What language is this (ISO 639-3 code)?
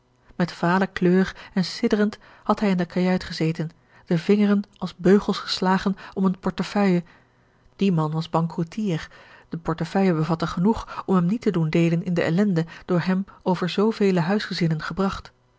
nld